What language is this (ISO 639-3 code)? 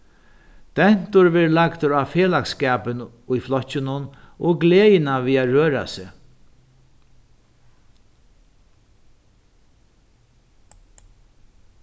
fao